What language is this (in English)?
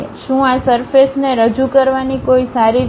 Gujarati